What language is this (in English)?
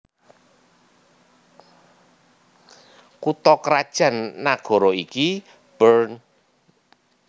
Javanese